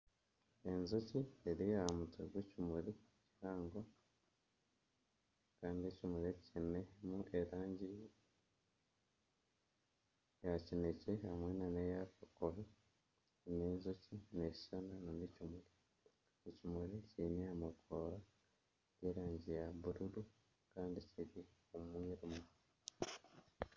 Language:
Nyankole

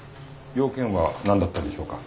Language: Japanese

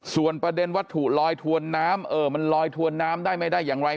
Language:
Thai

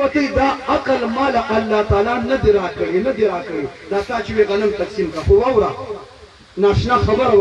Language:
Turkish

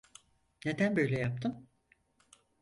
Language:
Turkish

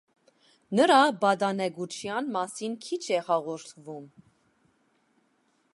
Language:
Armenian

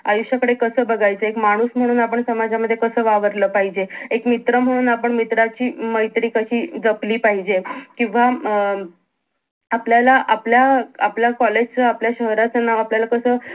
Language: Marathi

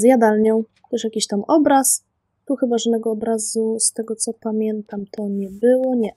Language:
Polish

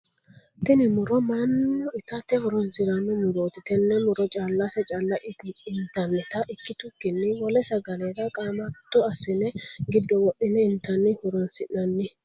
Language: Sidamo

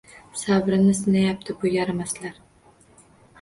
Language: Uzbek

